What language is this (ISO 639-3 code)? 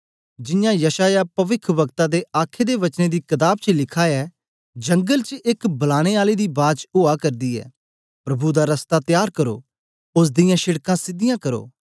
doi